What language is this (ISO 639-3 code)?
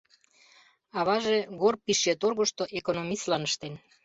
chm